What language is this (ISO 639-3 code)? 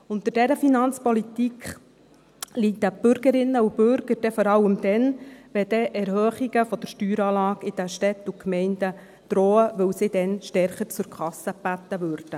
gsw